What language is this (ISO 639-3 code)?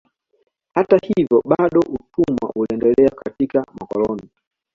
swa